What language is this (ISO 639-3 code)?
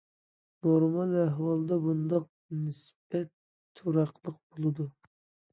uig